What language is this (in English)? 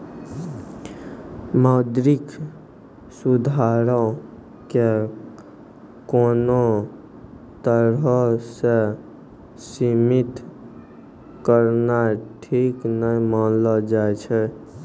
Maithili